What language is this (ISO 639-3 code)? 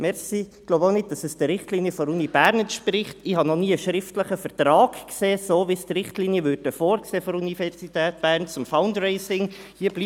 gsw